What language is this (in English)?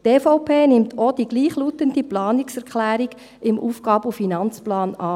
Swiss German